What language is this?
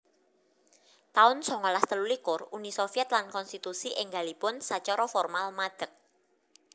Javanese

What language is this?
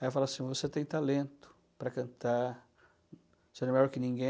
Portuguese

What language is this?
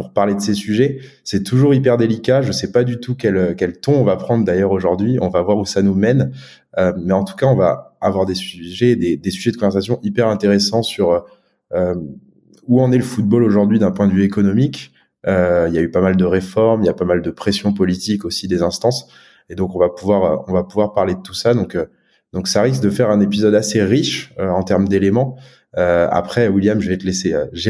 French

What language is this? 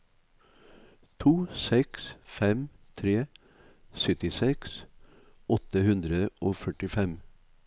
Norwegian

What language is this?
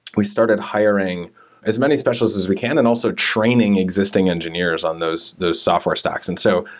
English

